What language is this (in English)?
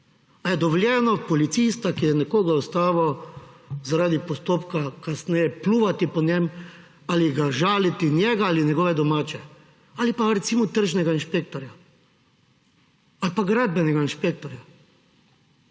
Slovenian